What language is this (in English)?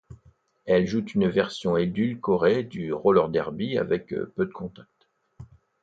French